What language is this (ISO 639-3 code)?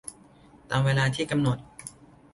tha